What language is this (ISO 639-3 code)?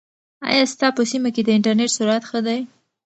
pus